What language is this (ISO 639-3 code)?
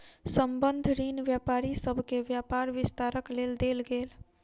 mai